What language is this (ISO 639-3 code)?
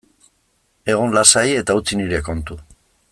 eus